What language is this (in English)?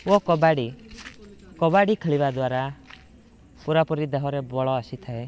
Odia